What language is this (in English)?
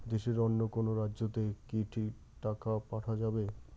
Bangla